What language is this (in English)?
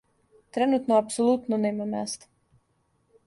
Serbian